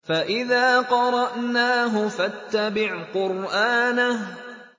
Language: Arabic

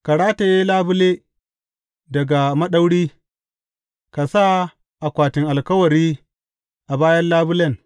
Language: Hausa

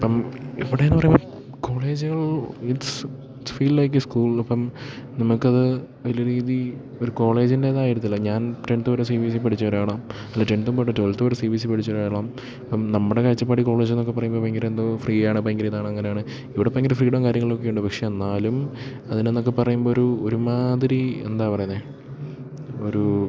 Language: Malayalam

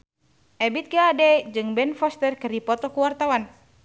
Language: Sundanese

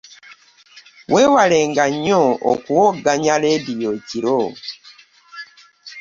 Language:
Ganda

